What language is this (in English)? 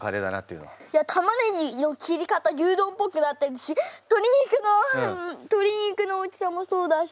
Japanese